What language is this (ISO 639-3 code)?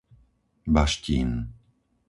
slk